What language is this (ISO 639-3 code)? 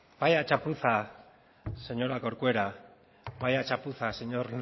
spa